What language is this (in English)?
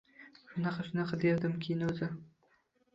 Uzbek